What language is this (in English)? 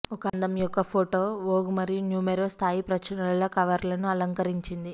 Telugu